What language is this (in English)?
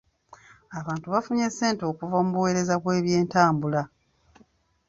Ganda